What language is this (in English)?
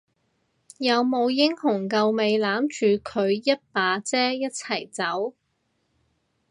Cantonese